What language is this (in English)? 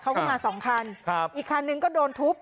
Thai